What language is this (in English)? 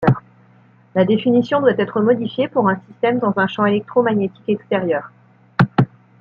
French